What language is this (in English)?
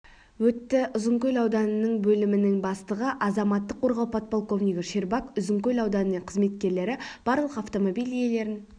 Kazakh